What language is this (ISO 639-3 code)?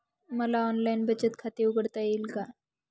mar